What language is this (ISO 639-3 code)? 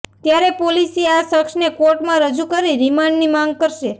guj